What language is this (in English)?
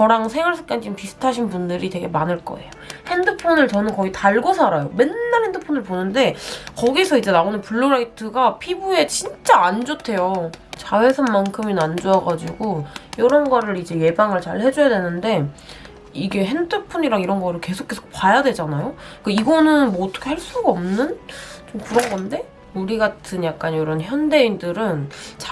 Korean